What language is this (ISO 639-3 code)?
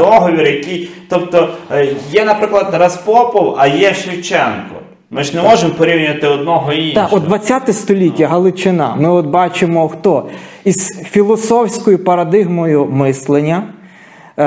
ukr